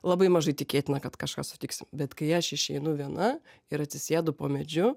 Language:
Lithuanian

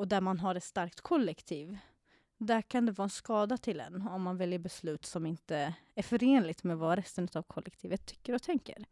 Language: Swedish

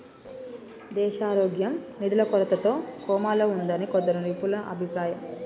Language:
Telugu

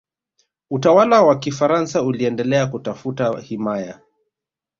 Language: Swahili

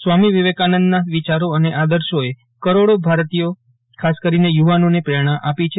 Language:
Gujarati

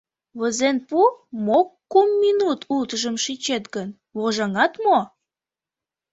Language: Mari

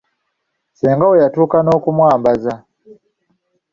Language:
Ganda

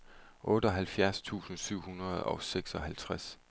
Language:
Danish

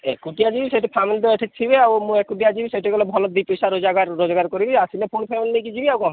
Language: Odia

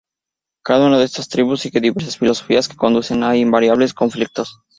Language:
Spanish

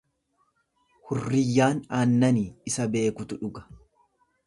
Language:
Oromo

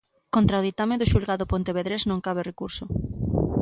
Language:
Galician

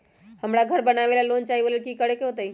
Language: Magahi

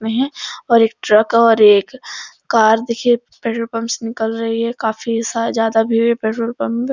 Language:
Hindi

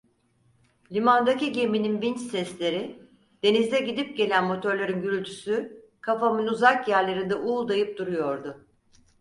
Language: Turkish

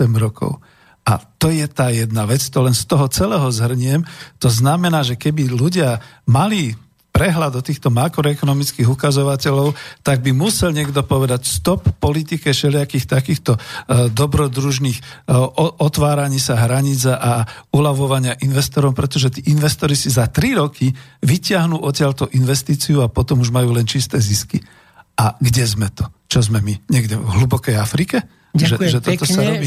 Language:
Slovak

